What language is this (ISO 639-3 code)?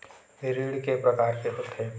hne